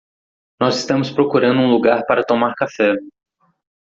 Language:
Portuguese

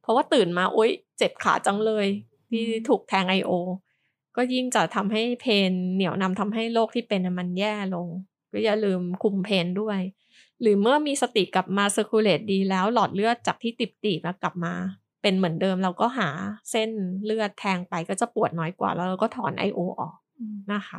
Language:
Thai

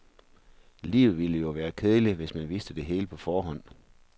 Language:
Danish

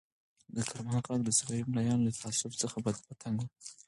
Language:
Pashto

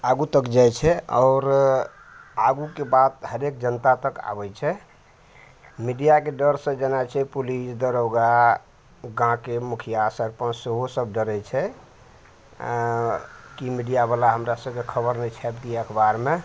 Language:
Maithili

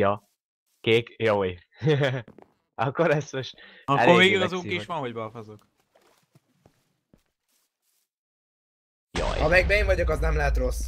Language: Hungarian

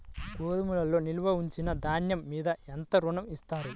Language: Telugu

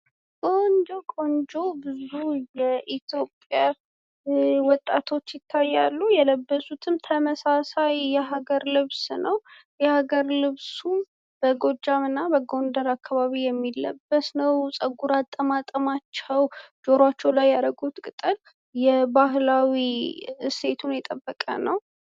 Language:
Amharic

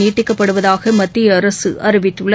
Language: Tamil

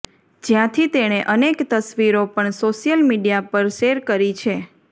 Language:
Gujarati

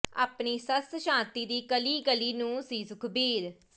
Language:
Punjabi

